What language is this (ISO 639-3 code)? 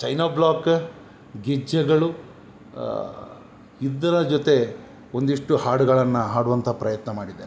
kan